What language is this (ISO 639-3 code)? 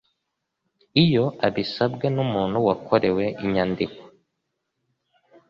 kin